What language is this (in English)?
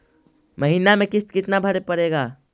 Magahi